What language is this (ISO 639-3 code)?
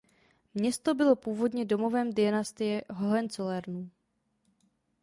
ces